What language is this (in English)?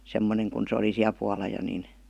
Finnish